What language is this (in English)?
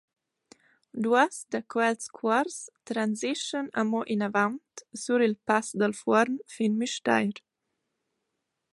Romansh